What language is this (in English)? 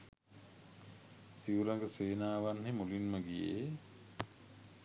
Sinhala